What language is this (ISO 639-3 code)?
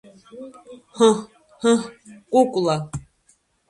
abk